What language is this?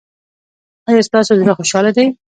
Pashto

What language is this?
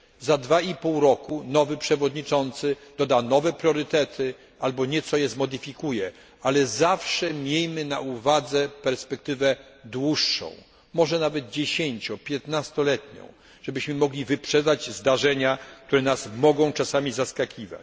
Polish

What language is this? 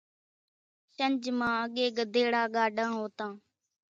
Kachi Koli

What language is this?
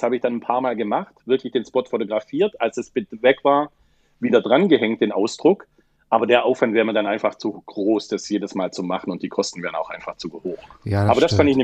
German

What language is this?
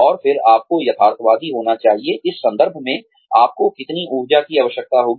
Hindi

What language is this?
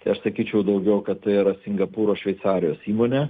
Lithuanian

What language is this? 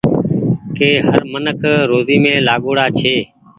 Goaria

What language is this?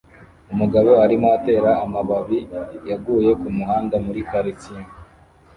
Kinyarwanda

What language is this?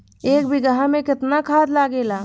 Bhojpuri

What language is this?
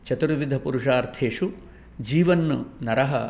Sanskrit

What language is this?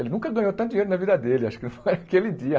Portuguese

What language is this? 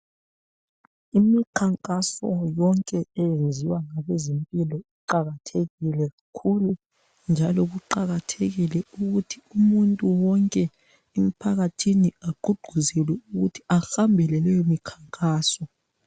North Ndebele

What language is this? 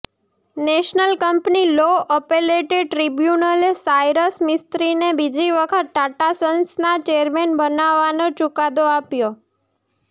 Gujarati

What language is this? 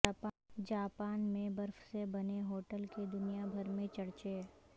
Urdu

